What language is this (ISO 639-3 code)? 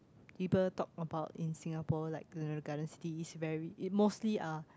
eng